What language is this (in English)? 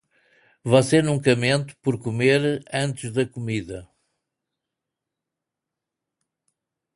Portuguese